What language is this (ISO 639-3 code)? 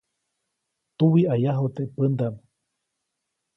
zoc